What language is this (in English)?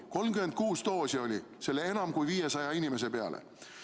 Estonian